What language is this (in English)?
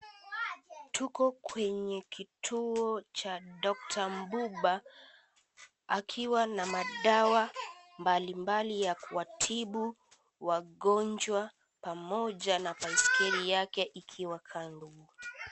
Swahili